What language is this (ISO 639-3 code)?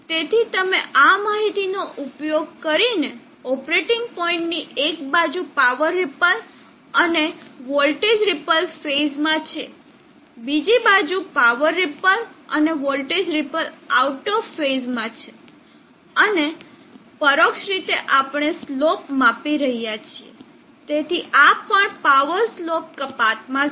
guj